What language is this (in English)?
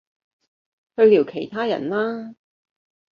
Cantonese